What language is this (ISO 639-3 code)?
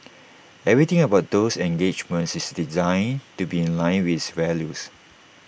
eng